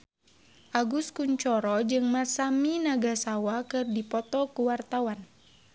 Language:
Sundanese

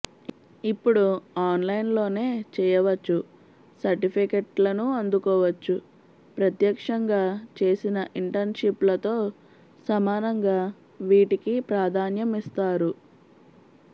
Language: Telugu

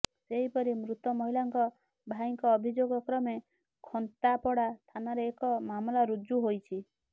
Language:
Odia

